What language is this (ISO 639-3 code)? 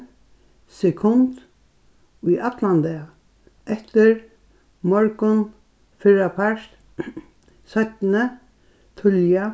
fao